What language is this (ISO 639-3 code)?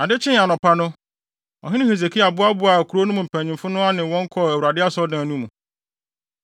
aka